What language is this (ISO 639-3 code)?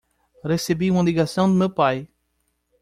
por